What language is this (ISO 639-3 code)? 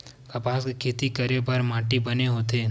hne